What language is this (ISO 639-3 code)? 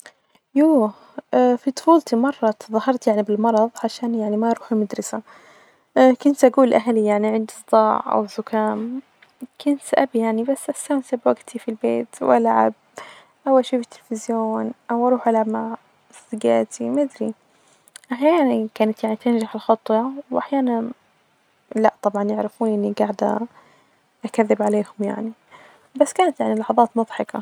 ars